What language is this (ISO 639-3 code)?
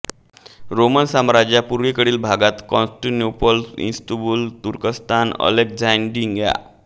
mar